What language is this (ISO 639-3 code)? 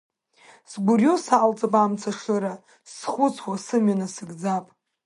abk